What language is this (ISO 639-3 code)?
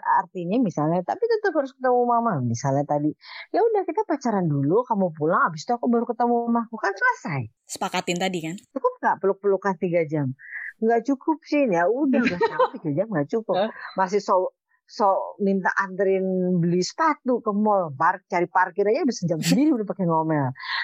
ind